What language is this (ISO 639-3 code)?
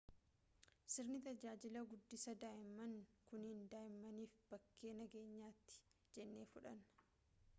orm